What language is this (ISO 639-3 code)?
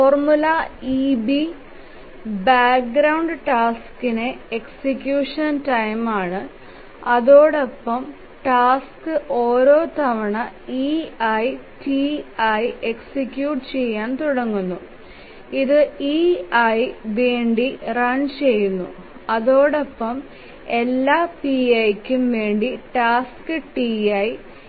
mal